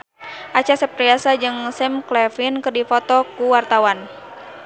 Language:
Sundanese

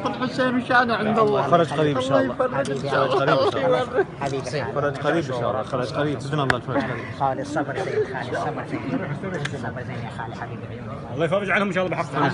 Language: Arabic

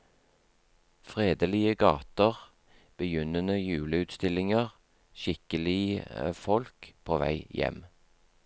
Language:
Norwegian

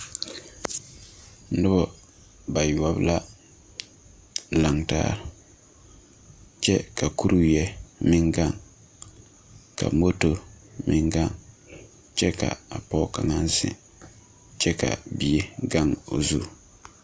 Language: Southern Dagaare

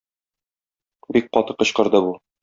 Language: Tatar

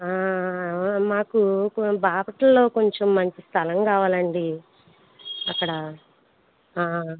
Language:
Telugu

